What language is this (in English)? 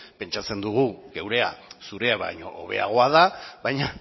Basque